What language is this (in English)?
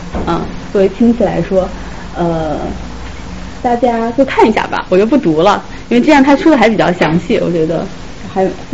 Chinese